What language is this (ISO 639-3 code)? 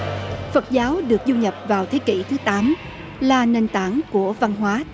vie